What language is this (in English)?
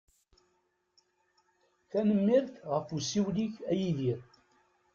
Kabyle